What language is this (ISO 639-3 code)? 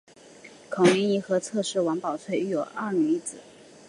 zho